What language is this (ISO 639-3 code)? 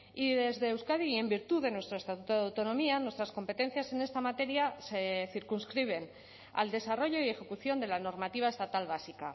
spa